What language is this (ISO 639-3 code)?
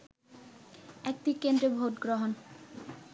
ben